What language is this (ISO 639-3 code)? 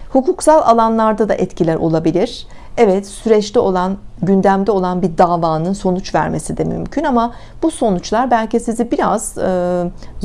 tur